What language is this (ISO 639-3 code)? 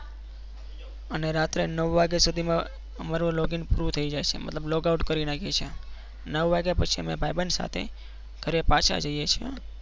guj